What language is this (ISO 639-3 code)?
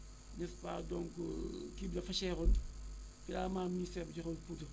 wol